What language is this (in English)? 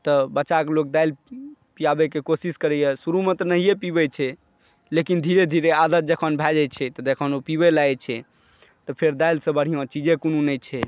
Maithili